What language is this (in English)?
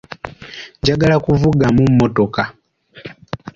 Ganda